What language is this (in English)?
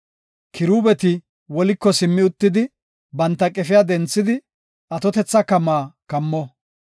Gofa